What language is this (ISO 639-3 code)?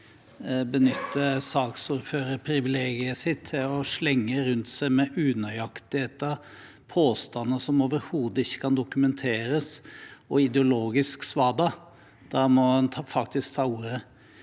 nor